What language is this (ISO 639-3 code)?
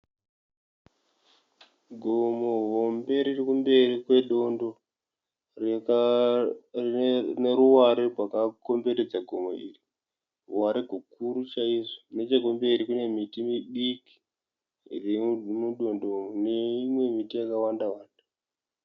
sna